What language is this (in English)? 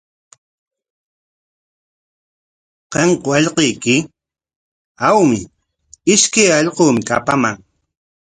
Corongo Ancash Quechua